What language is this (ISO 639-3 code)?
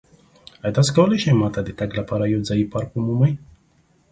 pus